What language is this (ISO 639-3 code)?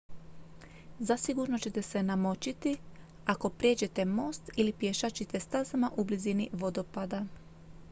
hrv